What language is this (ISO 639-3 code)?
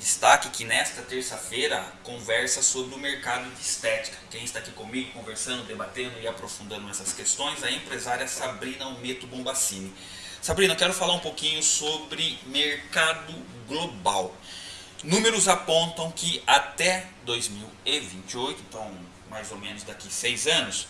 por